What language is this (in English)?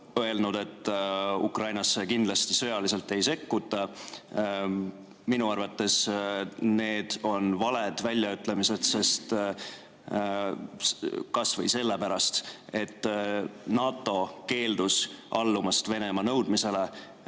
Estonian